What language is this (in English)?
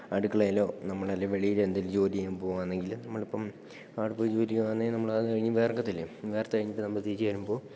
Malayalam